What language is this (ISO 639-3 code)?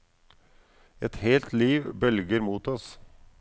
nor